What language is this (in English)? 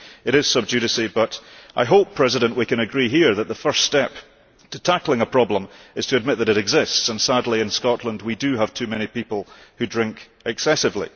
English